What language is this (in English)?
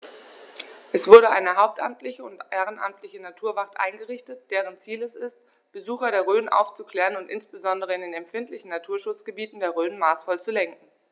German